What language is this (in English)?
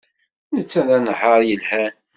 Kabyle